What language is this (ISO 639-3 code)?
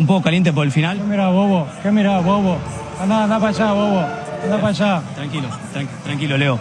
spa